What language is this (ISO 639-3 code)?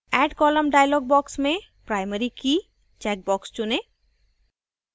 hin